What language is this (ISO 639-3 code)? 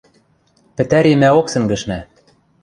mrj